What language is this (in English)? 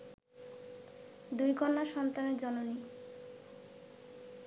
Bangla